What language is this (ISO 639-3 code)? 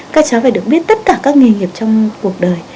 vie